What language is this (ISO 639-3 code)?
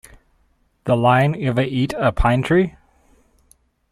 eng